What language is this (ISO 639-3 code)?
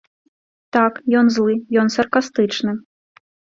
bel